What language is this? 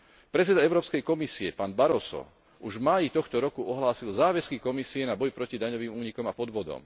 Slovak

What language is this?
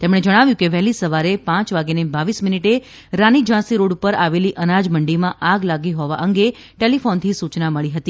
Gujarati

